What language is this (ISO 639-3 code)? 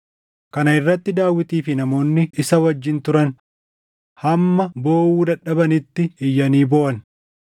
orm